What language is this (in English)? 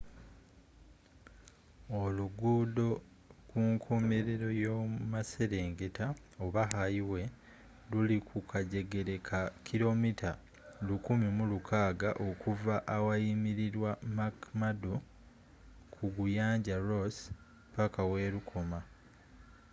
Ganda